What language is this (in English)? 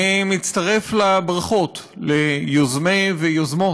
Hebrew